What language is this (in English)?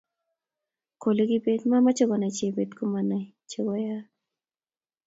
Kalenjin